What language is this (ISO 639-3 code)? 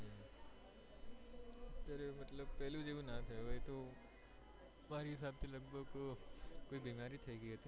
guj